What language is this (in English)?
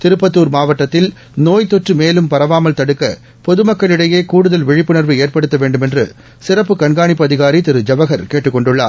Tamil